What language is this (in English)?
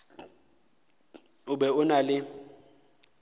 Northern Sotho